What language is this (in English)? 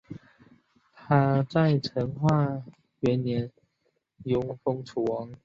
Chinese